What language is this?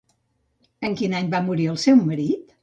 Catalan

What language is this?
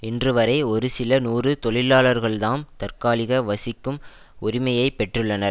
Tamil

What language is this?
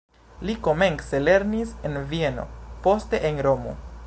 Esperanto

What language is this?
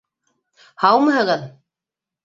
Bashkir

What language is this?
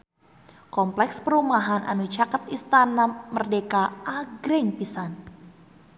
Sundanese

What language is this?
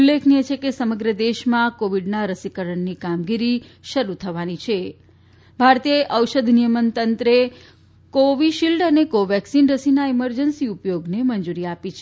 Gujarati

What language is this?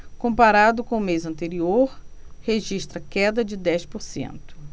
Portuguese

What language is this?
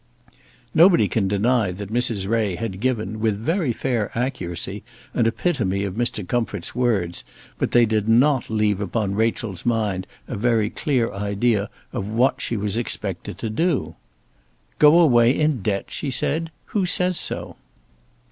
English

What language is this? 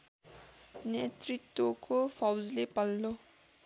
Nepali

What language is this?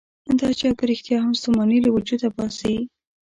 Pashto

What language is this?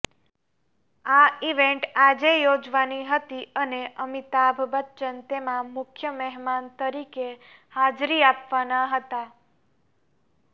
Gujarati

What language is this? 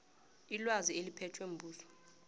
South Ndebele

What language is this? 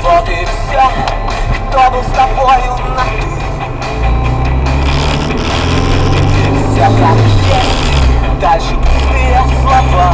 Ukrainian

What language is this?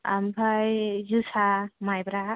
Bodo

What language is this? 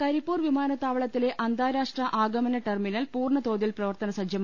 Malayalam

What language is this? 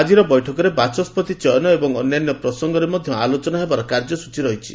Odia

